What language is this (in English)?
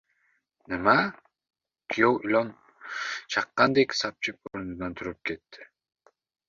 Uzbek